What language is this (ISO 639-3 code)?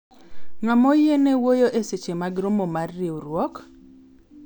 luo